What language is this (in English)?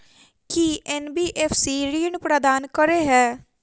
Maithili